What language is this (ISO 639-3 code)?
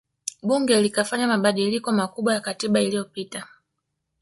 swa